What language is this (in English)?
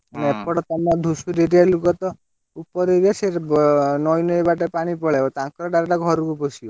Odia